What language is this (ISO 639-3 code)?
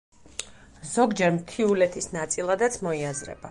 kat